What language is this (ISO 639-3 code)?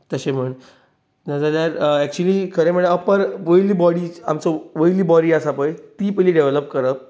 kok